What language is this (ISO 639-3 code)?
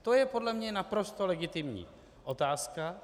ces